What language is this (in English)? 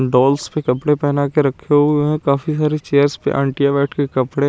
Hindi